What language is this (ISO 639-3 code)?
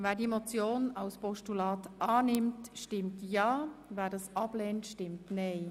gsw